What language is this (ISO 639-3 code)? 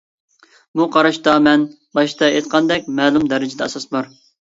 uig